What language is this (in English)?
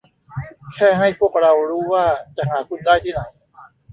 Thai